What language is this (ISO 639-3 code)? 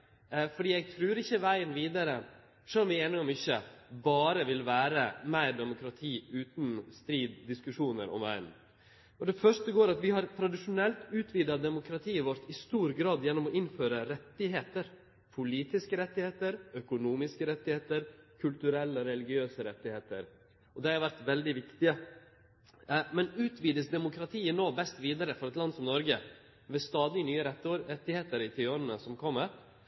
nno